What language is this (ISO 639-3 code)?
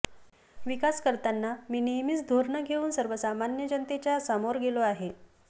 mar